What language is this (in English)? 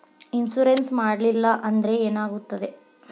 Kannada